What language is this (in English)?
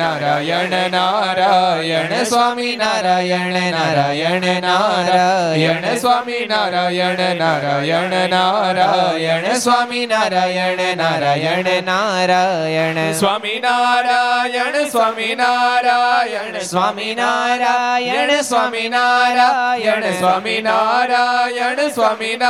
Gujarati